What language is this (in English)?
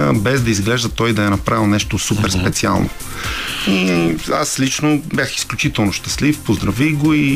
Bulgarian